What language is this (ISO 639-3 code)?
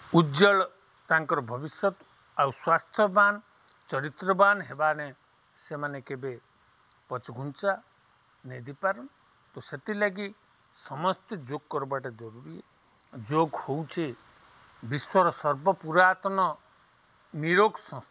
ori